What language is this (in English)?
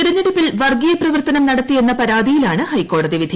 Malayalam